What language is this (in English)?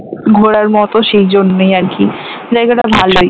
Bangla